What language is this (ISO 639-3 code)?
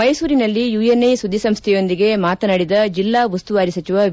kan